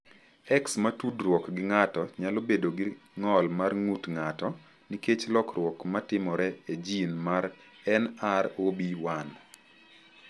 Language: Luo (Kenya and Tanzania)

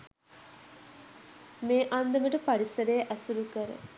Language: Sinhala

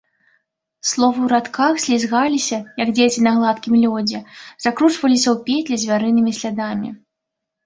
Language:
Belarusian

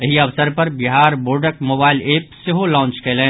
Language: Maithili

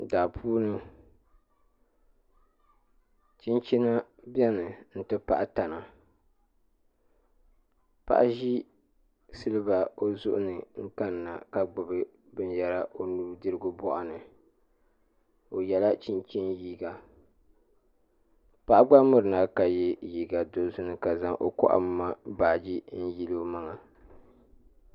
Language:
Dagbani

